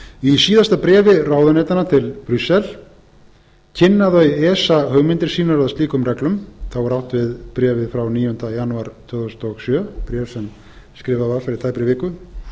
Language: Icelandic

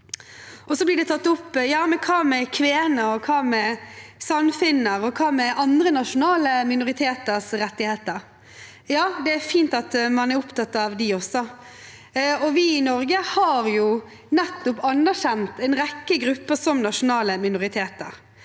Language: Norwegian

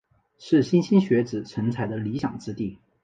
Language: Chinese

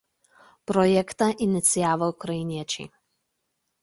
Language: Lithuanian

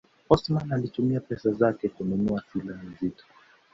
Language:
Swahili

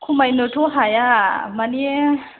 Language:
Bodo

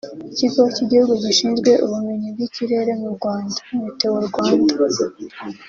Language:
Kinyarwanda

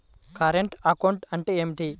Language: Telugu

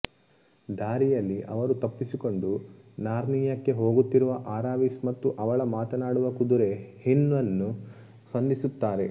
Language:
Kannada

